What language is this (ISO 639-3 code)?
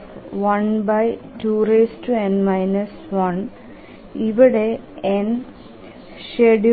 mal